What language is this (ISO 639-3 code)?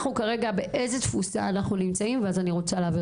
heb